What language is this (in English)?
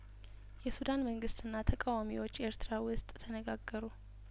Amharic